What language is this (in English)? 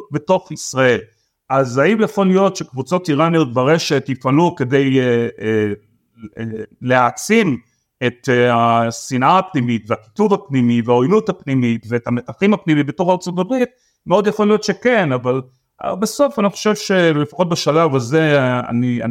Hebrew